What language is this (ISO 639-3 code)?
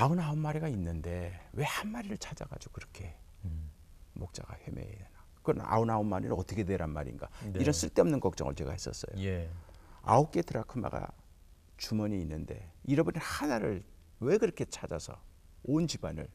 kor